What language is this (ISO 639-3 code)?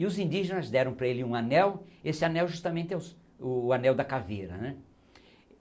por